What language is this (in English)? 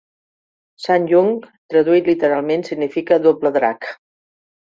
Catalan